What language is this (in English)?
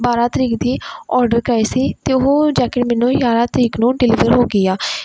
Punjabi